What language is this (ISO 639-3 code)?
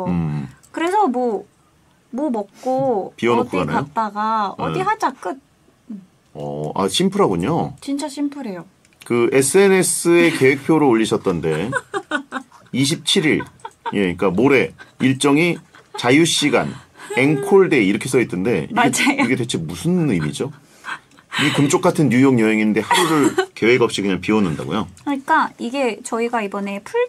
kor